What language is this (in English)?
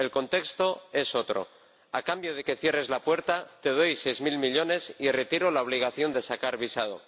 Spanish